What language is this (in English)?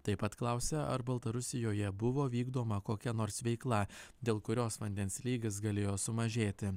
Lithuanian